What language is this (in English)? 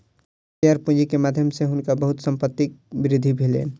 Maithili